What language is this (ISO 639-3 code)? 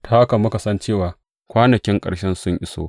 hau